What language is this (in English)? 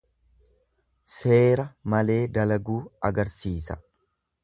Oromo